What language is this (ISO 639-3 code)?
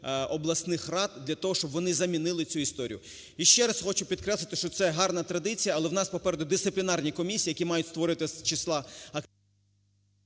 ukr